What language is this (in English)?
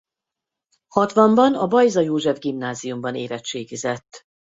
Hungarian